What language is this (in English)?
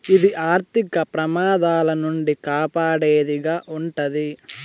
Telugu